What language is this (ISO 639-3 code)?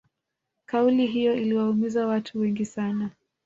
swa